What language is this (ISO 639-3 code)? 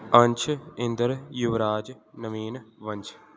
pan